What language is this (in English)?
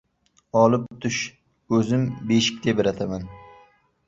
Uzbek